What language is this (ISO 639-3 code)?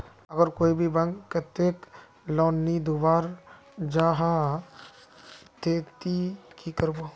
mag